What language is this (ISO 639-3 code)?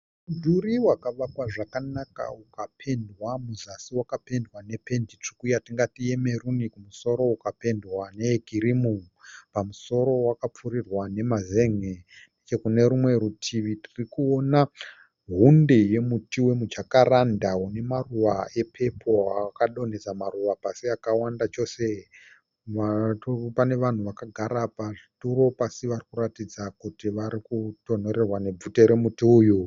sna